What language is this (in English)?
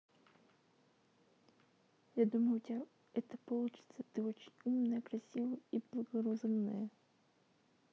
Russian